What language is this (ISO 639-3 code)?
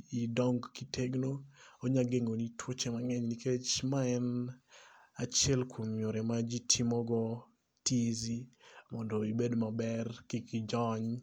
luo